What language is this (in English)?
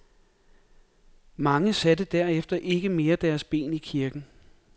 Danish